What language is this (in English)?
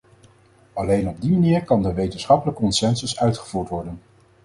Dutch